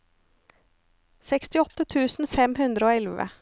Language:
Norwegian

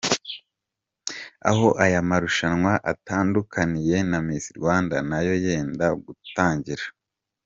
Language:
Kinyarwanda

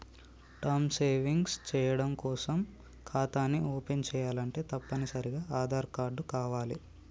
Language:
Telugu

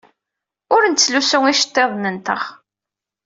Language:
Kabyle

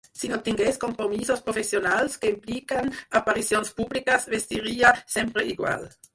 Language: Catalan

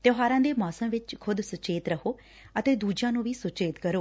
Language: Punjabi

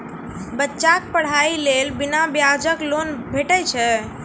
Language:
Maithili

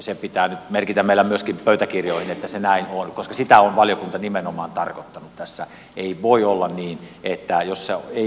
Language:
Finnish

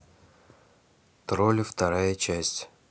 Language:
Russian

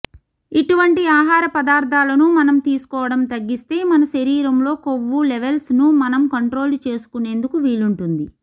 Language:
Telugu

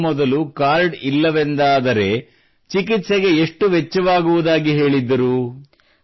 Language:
Kannada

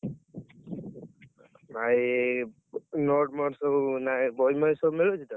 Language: Odia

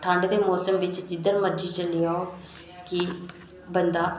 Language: Dogri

